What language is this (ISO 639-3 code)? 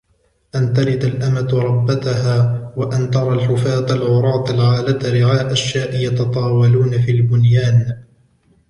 ara